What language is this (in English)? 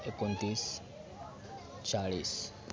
Marathi